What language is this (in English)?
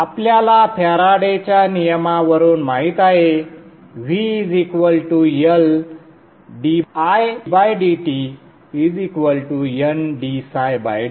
Marathi